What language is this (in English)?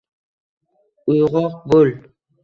Uzbek